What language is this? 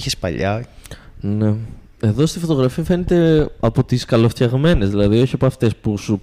Greek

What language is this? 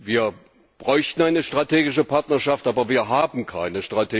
German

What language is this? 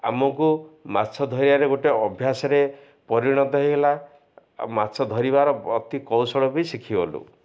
Odia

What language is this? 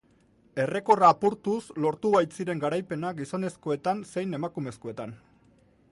Basque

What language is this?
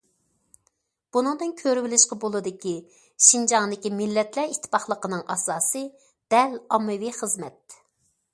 Uyghur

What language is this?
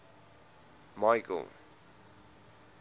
Afrikaans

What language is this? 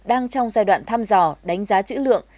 Vietnamese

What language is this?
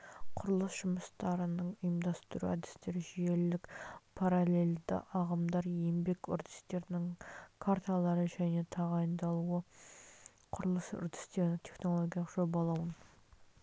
Kazakh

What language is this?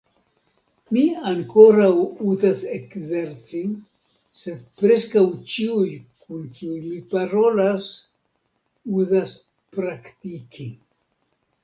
Esperanto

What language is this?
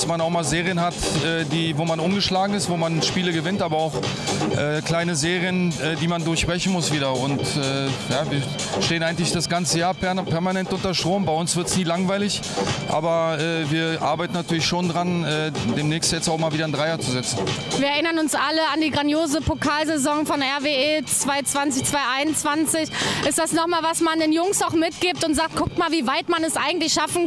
German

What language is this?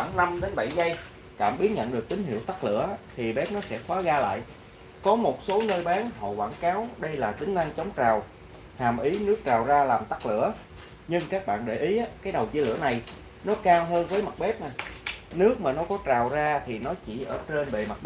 Vietnamese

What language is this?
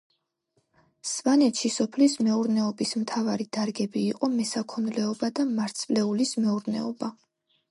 Georgian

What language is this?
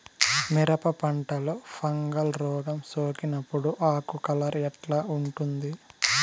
Telugu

